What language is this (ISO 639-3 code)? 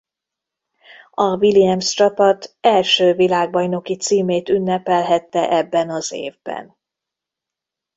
hun